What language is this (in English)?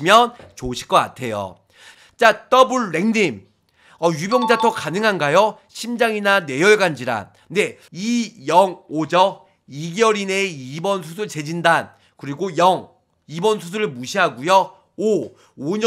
Korean